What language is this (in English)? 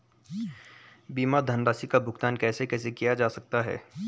Hindi